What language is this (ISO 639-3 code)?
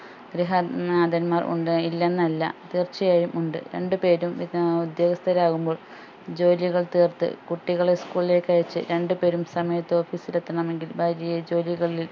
mal